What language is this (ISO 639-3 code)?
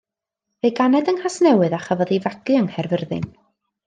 cym